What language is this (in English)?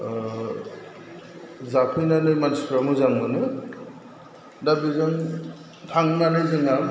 Bodo